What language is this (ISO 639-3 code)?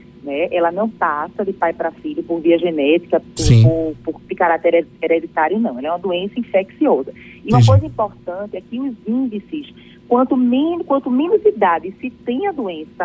por